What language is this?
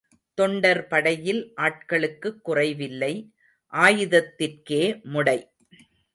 Tamil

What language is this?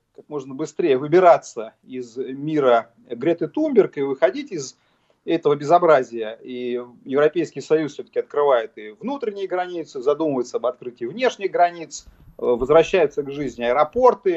Russian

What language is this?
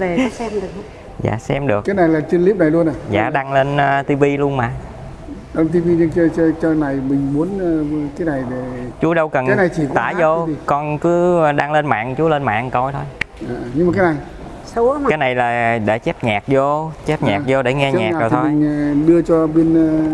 Vietnamese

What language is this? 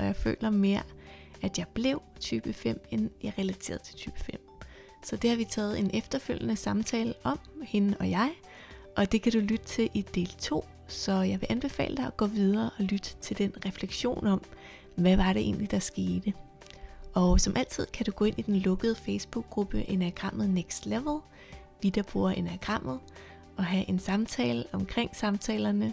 Danish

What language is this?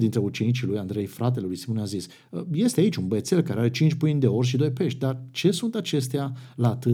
Romanian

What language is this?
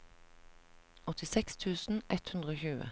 Norwegian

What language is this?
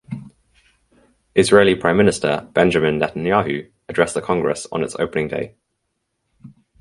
English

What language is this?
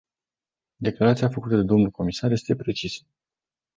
Romanian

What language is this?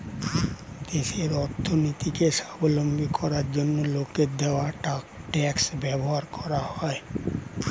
Bangla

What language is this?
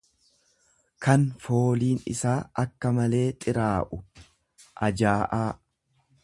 Oromo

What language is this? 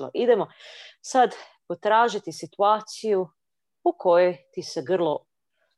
Croatian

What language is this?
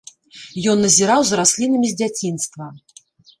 Belarusian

